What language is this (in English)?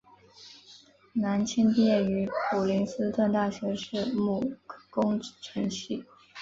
Chinese